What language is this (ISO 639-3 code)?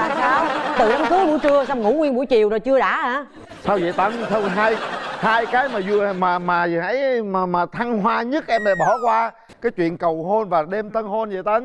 vie